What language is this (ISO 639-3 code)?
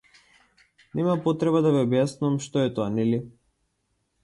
mkd